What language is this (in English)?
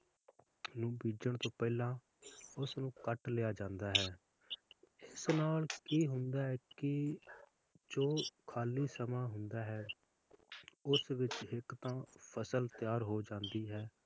Punjabi